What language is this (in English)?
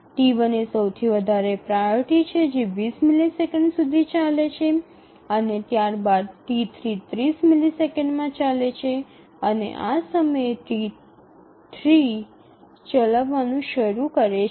Gujarati